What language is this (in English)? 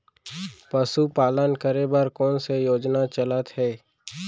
Chhattisgarhi